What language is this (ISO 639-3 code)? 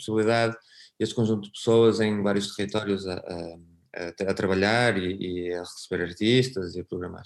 por